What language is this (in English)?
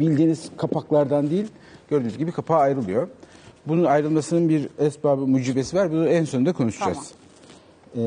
Turkish